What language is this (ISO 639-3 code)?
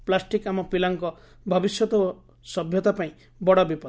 ori